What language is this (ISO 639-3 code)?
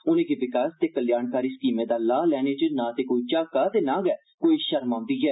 doi